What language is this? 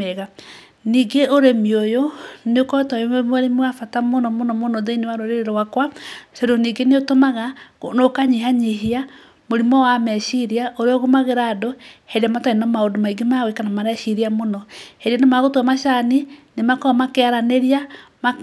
Kikuyu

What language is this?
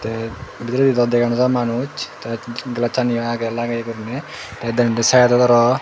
Chakma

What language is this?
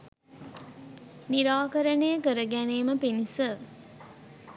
Sinhala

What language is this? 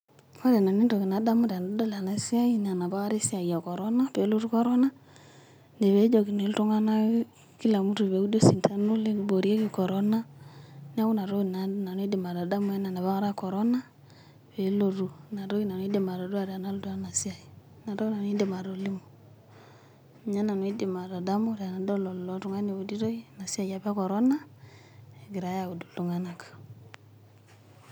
Masai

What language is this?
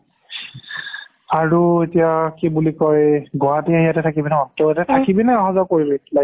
Assamese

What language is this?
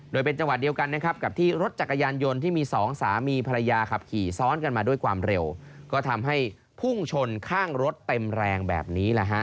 Thai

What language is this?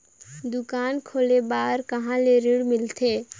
Chhattisgarhi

